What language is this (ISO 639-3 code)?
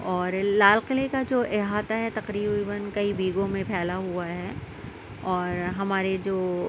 urd